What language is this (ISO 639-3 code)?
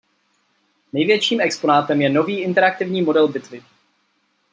ces